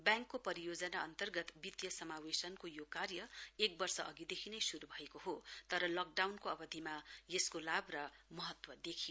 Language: Nepali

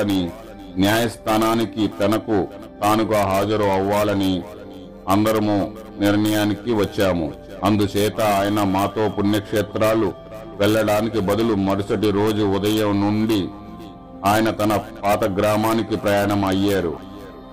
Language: Telugu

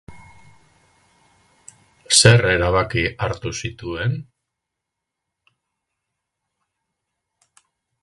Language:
Basque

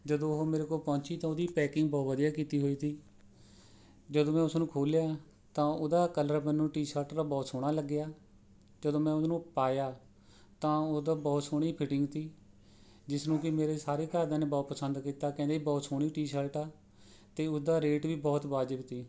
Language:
Punjabi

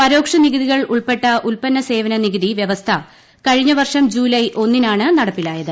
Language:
Malayalam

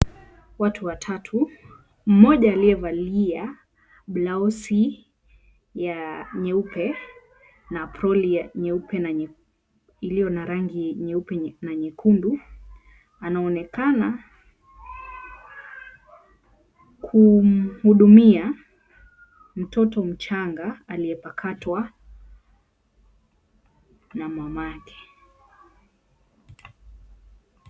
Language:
Swahili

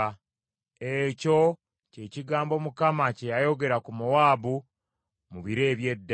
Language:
Ganda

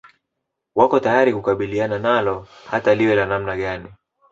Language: Swahili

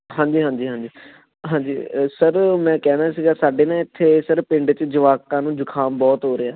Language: Punjabi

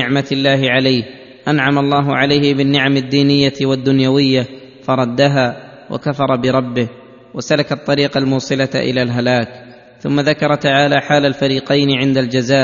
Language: Arabic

